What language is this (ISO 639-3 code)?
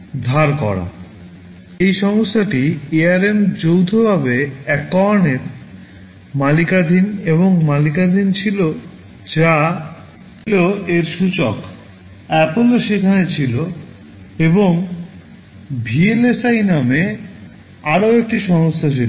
ben